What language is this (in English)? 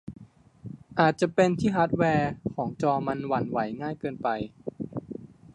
Thai